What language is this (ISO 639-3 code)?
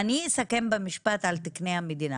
heb